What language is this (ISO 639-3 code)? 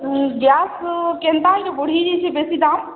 ori